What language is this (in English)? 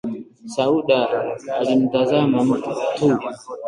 Swahili